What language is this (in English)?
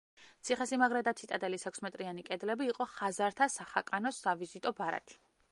Georgian